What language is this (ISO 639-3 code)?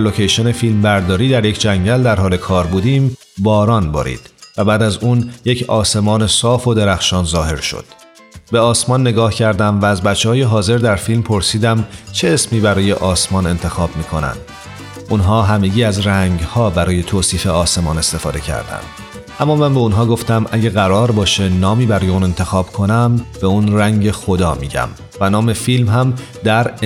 fas